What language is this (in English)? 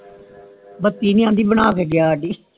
Punjabi